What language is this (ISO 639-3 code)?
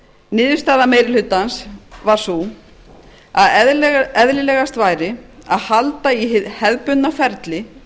isl